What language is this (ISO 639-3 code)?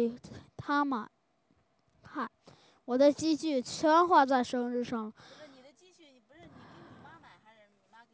zho